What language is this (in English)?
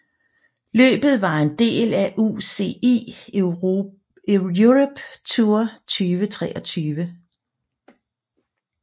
Danish